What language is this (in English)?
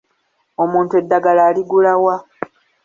Ganda